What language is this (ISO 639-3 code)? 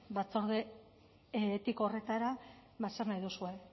eus